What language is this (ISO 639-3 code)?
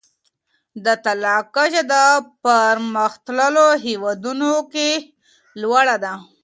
pus